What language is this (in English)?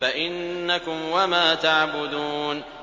Arabic